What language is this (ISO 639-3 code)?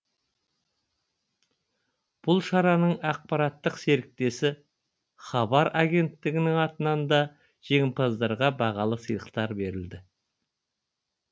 kaz